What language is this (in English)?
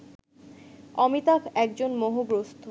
Bangla